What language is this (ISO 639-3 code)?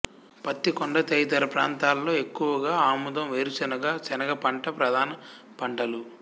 tel